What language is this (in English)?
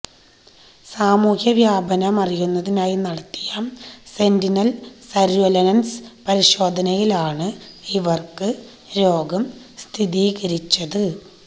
Malayalam